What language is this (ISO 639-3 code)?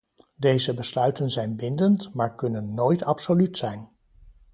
nld